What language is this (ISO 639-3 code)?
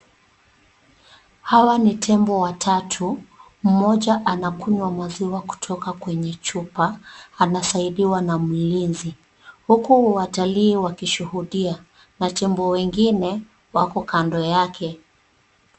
swa